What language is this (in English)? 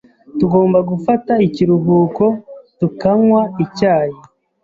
Kinyarwanda